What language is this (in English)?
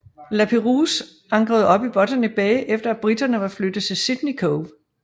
Danish